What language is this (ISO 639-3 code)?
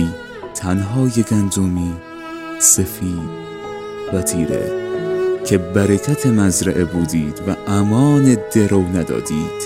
fas